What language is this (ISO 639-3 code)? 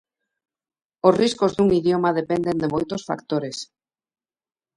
glg